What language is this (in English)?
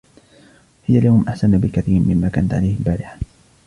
Arabic